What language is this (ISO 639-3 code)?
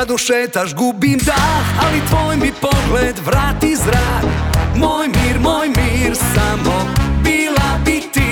hrv